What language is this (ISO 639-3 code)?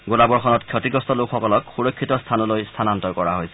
asm